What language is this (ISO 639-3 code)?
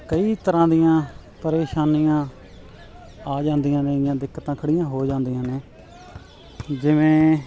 pan